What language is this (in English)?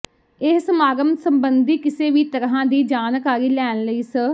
Punjabi